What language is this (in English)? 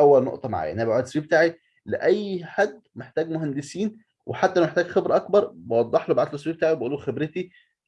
Arabic